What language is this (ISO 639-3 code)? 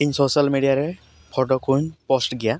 sat